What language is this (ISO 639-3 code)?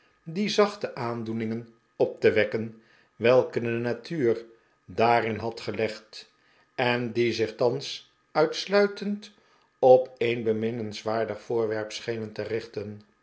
nld